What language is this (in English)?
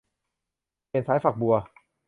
Thai